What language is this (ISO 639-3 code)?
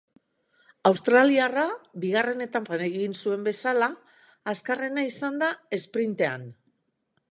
eus